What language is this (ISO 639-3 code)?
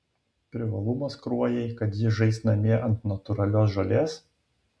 lit